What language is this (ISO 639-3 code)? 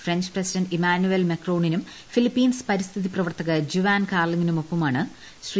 mal